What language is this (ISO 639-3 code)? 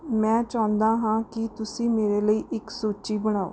pan